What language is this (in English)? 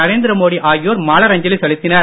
Tamil